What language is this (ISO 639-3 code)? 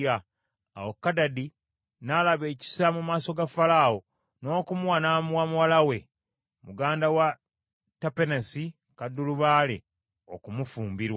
lug